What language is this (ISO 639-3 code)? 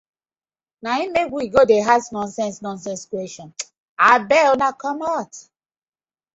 pcm